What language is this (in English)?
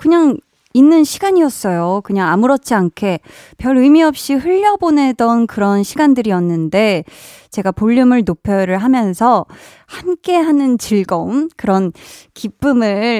Korean